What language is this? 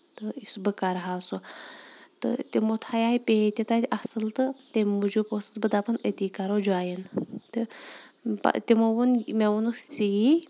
Kashmiri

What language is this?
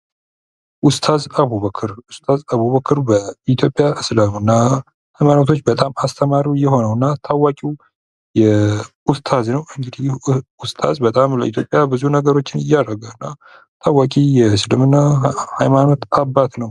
Amharic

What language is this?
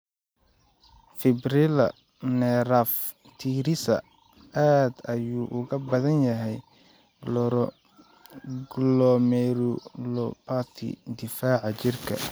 Somali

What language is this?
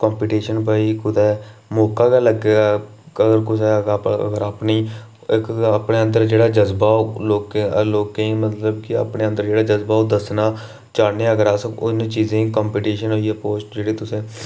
Dogri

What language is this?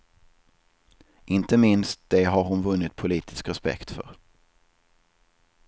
Swedish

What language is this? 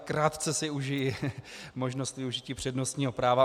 Czech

